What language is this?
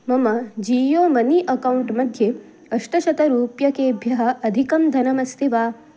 Sanskrit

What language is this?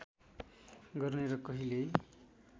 Nepali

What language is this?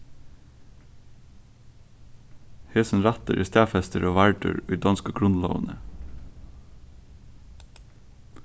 Faroese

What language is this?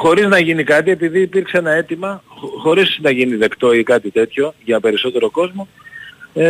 Greek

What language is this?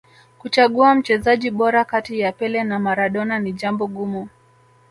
Swahili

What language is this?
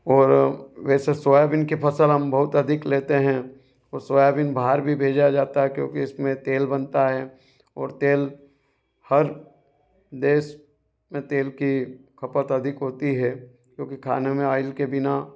Hindi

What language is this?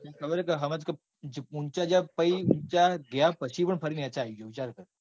Gujarati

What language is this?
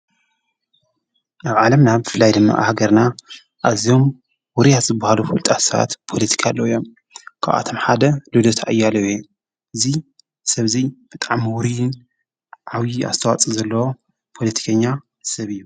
Tigrinya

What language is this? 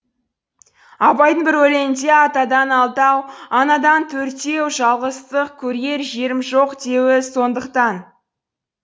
Kazakh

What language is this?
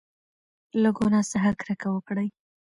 Pashto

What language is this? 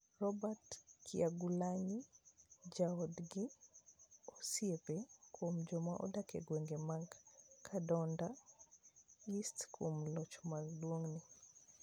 Luo (Kenya and Tanzania)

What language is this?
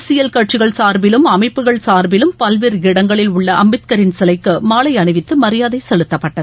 Tamil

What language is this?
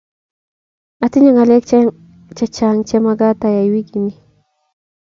Kalenjin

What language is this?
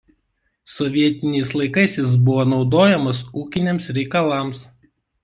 Lithuanian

